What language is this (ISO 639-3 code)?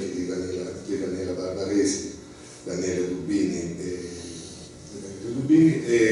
ita